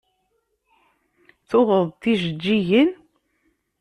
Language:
Kabyle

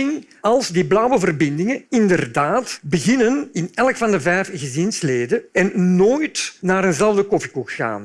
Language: Dutch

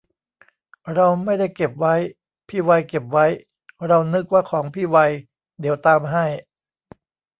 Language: Thai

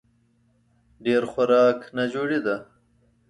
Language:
Pashto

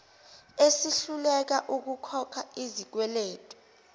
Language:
Zulu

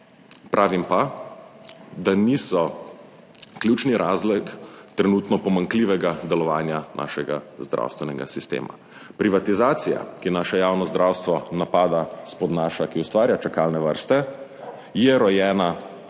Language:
Slovenian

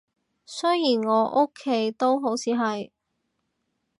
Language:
Cantonese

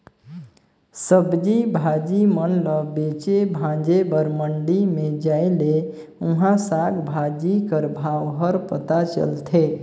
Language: Chhattisgarhi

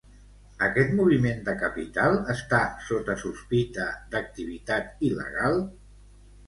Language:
Catalan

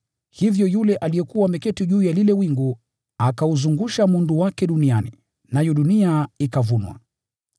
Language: Swahili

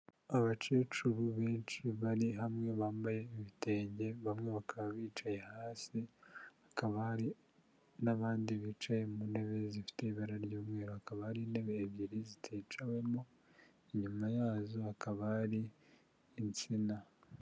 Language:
Kinyarwanda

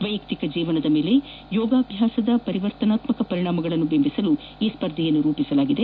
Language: Kannada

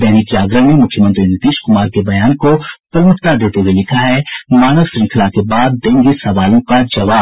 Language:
Hindi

